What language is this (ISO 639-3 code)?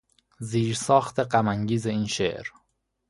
fas